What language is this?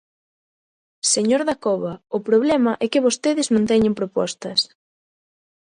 Galician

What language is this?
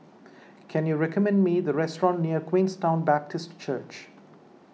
English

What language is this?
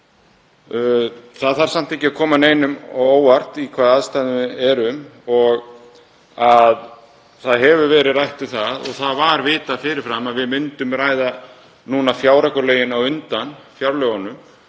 Icelandic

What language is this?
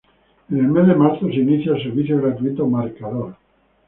Spanish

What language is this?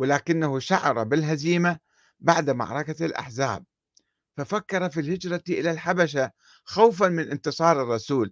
Arabic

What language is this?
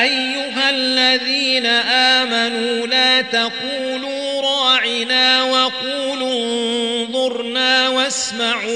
Arabic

